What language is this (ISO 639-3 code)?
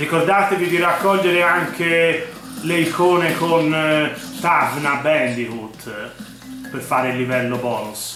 ita